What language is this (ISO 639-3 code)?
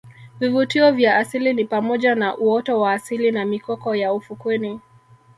swa